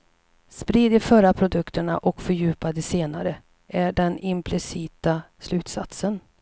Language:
Swedish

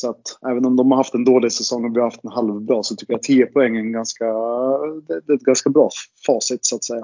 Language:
Swedish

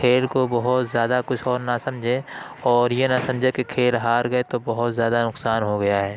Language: Urdu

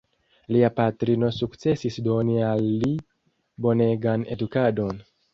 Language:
Esperanto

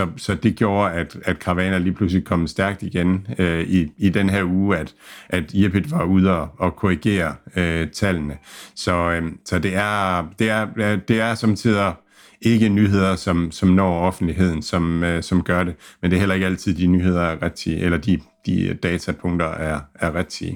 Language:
Danish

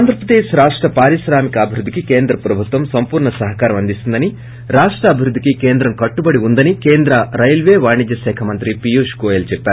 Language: Telugu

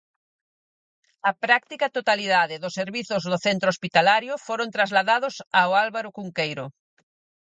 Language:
Galician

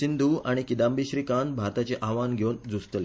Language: Konkani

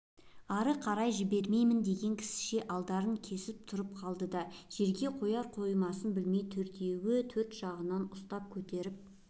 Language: Kazakh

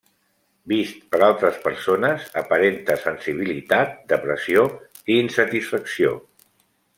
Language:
Catalan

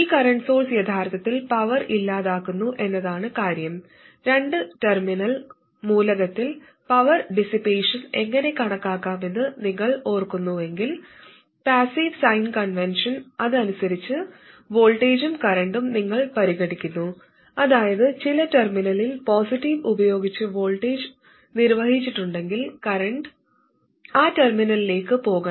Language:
Malayalam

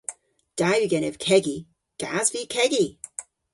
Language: Cornish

